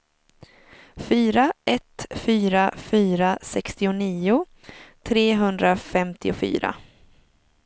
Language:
Swedish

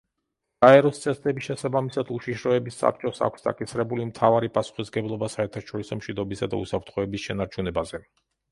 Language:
Georgian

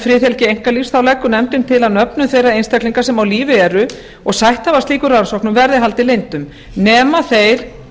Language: Icelandic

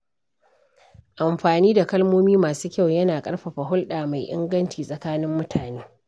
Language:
Hausa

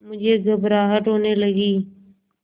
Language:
Hindi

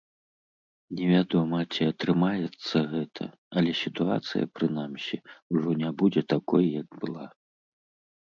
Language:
Belarusian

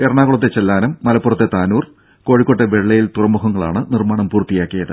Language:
Malayalam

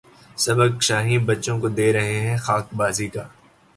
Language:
Urdu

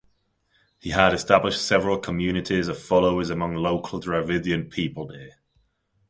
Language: English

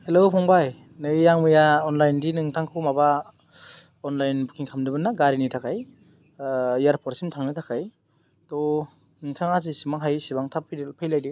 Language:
Bodo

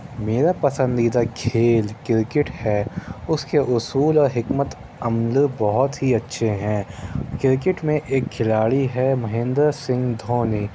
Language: Urdu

